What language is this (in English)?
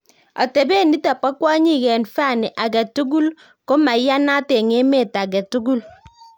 Kalenjin